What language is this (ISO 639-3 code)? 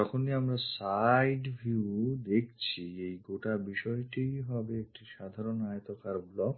ben